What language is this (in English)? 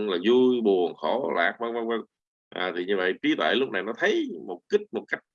Vietnamese